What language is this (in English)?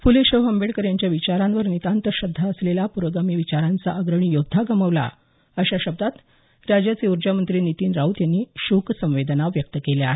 Marathi